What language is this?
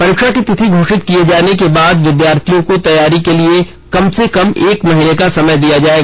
Hindi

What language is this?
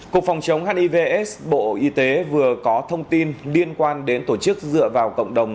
Vietnamese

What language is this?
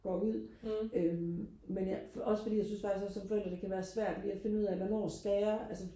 Danish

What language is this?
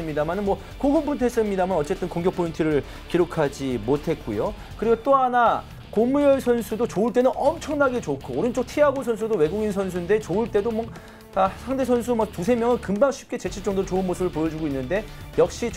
Korean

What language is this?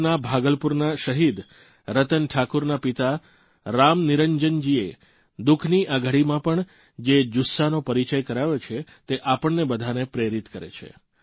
Gujarati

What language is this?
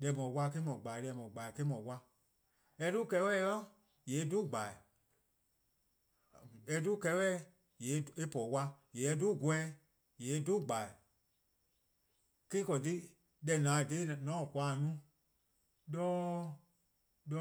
Eastern Krahn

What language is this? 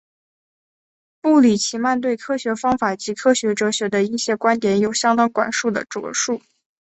Chinese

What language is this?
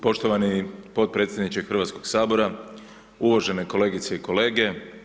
Croatian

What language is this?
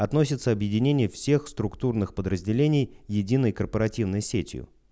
Russian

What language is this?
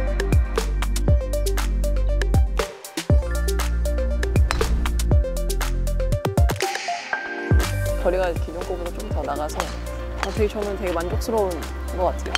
Korean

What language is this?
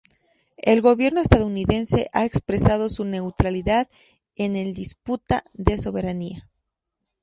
Spanish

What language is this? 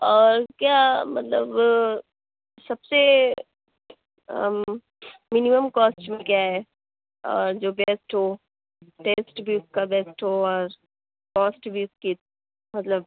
Urdu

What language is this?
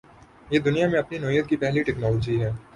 Urdu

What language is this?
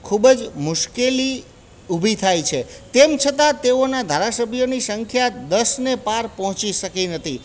Gujarati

